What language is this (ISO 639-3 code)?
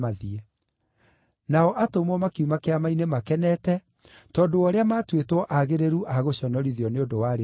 kik